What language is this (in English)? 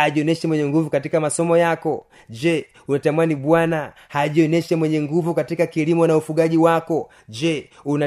Swahili